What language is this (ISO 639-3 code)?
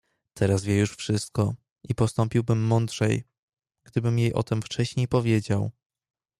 pol